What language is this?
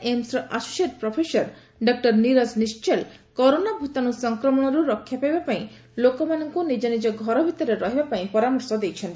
Odia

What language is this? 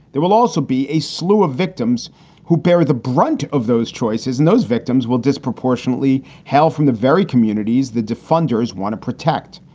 English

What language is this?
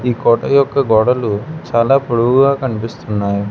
Telugu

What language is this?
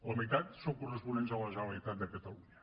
Catalan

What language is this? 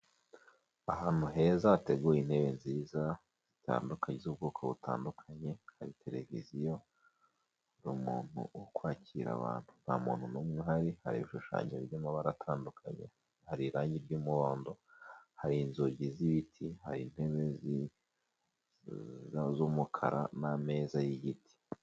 Kinyarwanda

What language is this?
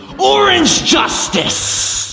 English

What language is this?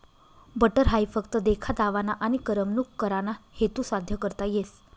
Marathi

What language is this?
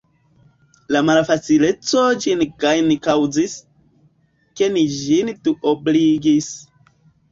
Esperanto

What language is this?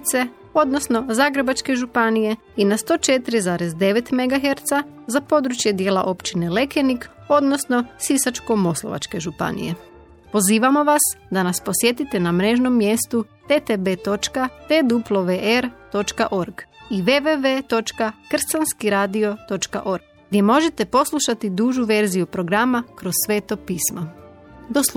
Croatian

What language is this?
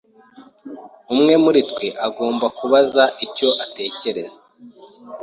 Kinyarwanda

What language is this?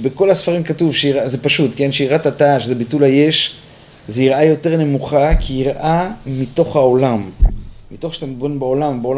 Hebrew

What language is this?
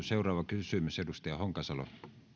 Finnish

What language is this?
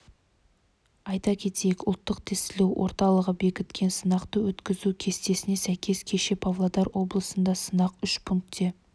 Kazakh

